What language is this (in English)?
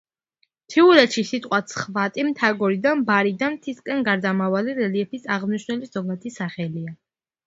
Georgian